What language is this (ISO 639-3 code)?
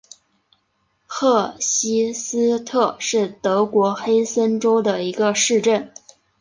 zho